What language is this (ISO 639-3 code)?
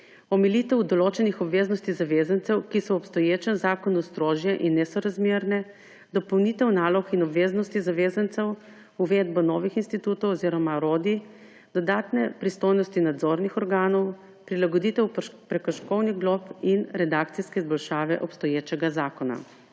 slv